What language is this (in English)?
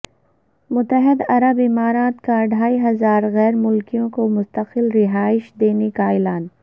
Urdu